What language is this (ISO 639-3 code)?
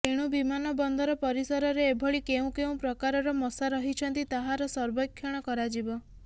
ori